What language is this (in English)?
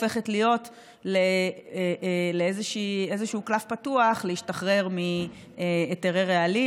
Hebrew